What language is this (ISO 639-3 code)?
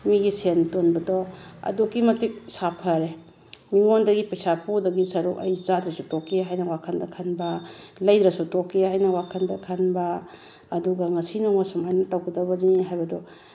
mni